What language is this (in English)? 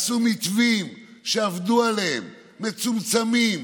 Hebrew